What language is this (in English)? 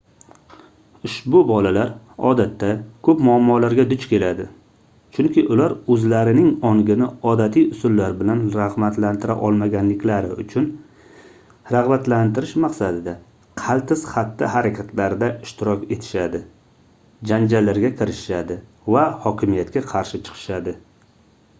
Uzbek